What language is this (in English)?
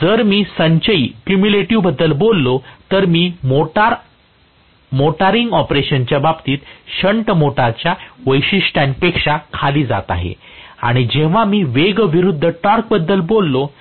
Marathi